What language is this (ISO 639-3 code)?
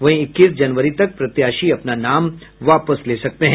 hin